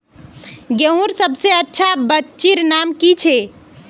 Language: Magahi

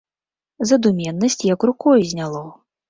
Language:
Belarusian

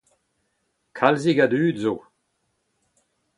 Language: Breton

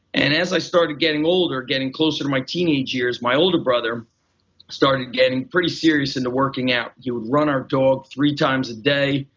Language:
English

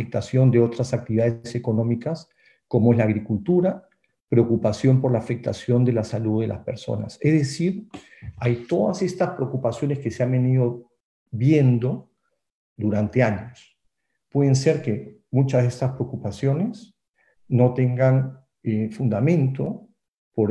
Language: Spanish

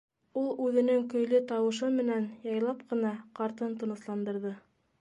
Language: Bashkir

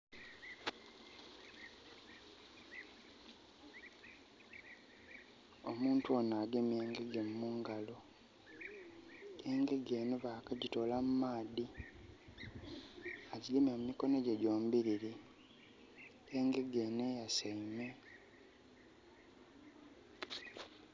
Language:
Soga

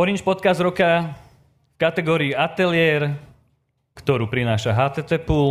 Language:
Slovak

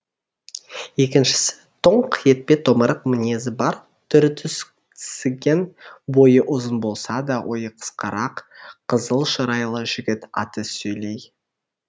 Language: Kazakh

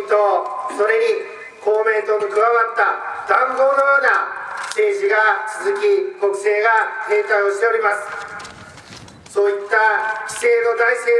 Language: Japanese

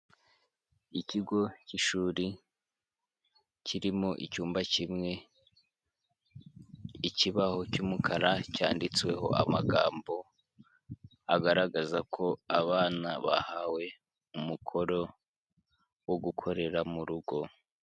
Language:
Kinyarwanda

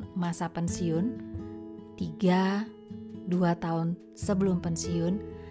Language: Indonesian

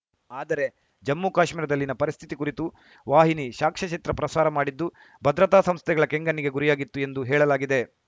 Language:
Kannada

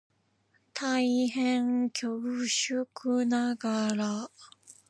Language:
Japanese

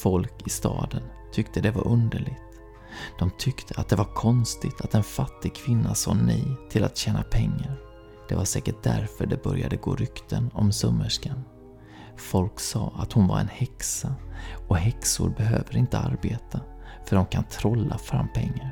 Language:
Swedish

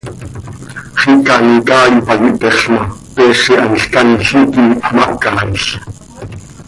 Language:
Seri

